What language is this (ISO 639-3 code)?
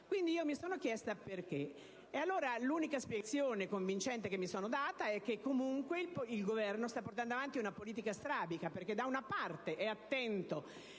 ita